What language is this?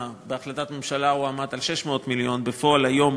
Hebrew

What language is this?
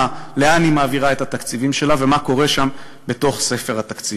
Hebrew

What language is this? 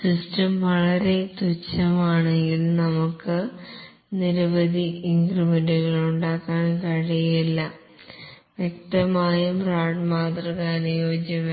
Malayalam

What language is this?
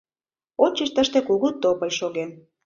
Mari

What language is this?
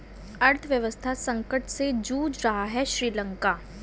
Hindi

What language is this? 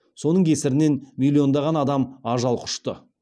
Kazakh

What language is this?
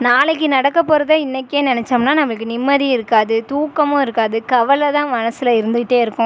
Tamil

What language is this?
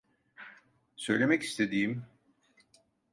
Turkish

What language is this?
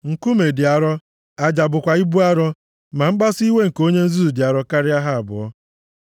Igbo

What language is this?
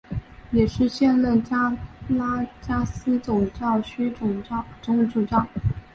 Chinese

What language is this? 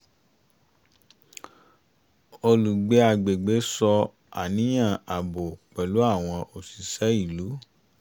Yoruba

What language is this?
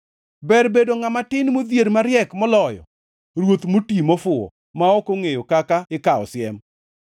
Luo (Kenya and Tanzania)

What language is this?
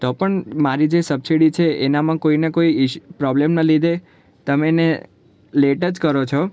Gujarati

